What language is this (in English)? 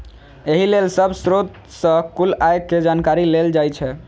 Maithili